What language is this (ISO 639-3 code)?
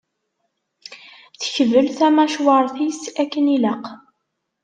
kab